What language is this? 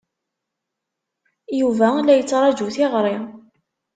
Kabyle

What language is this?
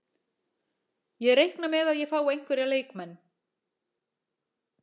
Icelandic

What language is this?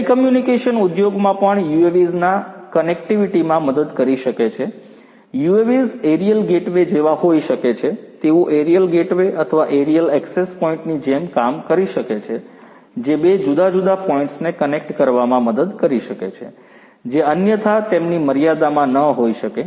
Gujarati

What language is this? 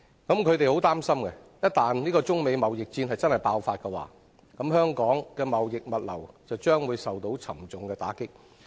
Cantonese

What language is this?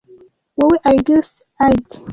Kinyarwanda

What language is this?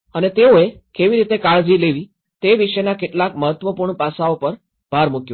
Gujarati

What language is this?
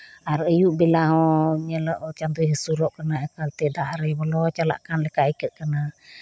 Santali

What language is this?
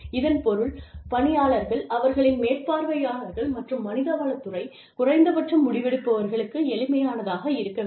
Tamil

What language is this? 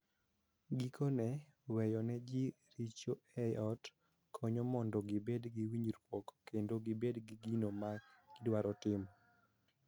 Luo (Kenya and Tanzania)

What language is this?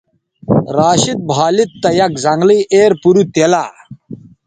Bateri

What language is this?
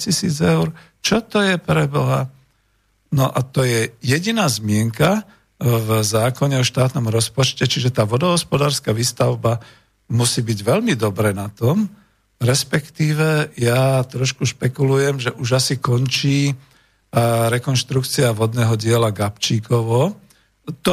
Slovak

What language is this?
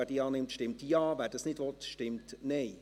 Swiss German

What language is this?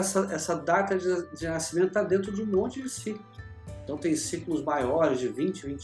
Portuguese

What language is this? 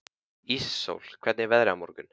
Icelandic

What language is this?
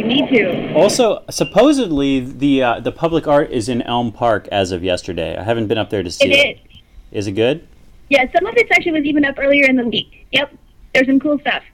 English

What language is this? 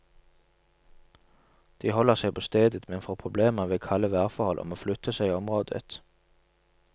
Norwegian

